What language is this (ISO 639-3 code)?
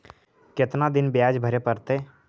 mag